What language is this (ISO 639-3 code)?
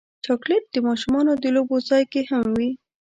pus